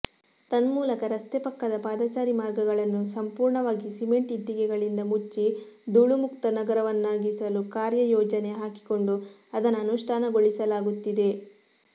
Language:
Kannada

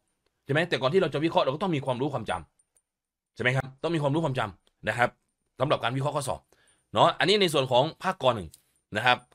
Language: Thai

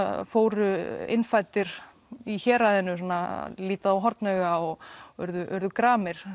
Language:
Icelandic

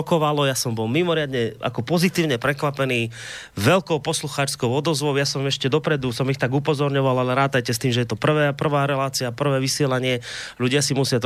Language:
Slovak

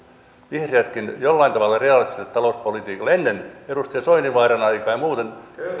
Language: Finnish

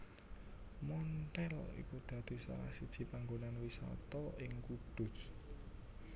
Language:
Javanese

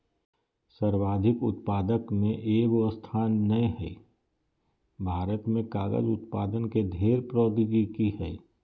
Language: Magahi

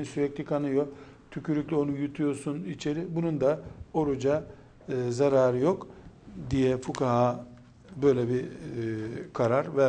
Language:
Turkish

